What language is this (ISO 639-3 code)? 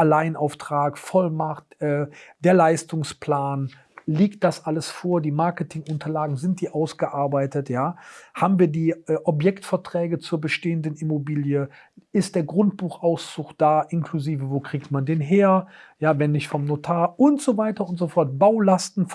deu